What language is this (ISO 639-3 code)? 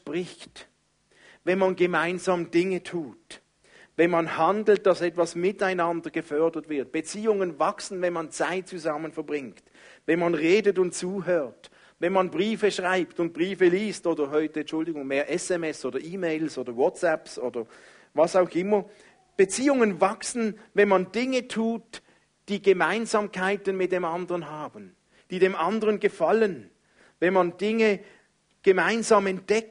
deu